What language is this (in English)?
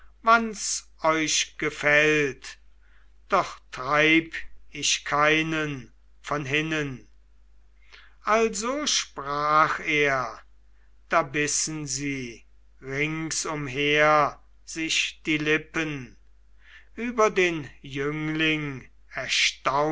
German